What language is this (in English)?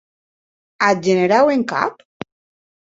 Occitan